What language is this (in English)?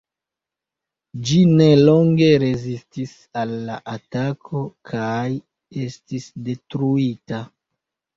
Esperanto